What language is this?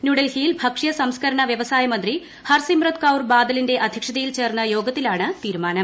Malayalam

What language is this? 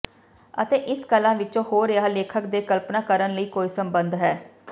Punjabi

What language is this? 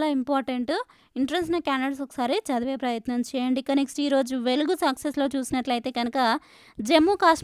Telugu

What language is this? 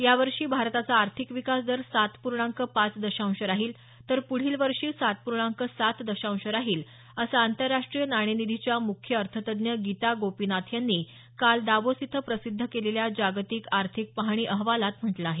Marathi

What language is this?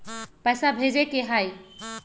Magahi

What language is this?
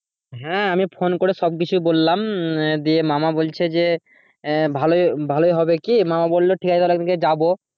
Bangla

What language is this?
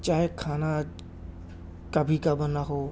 Urdu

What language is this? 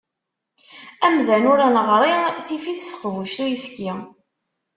Kabyle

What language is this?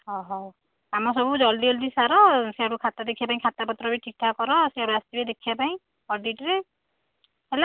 Odia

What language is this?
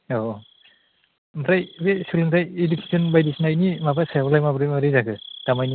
Bodo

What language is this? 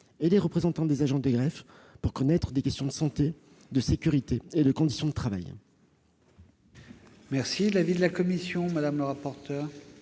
French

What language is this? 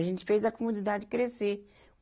Portuguese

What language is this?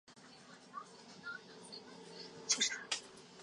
Chinese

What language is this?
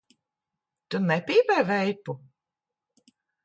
Latvian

